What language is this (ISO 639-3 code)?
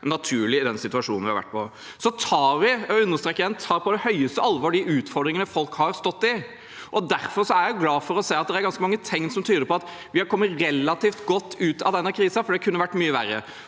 nor